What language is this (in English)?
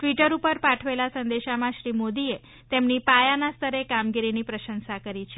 Gujarati